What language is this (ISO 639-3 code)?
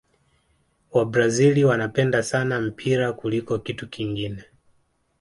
swa